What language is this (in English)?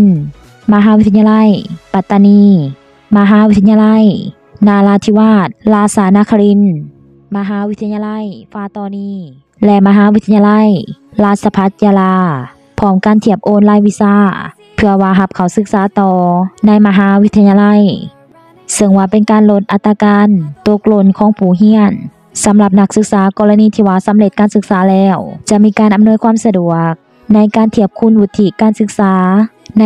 Thai